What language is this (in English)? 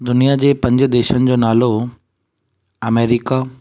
Sindhi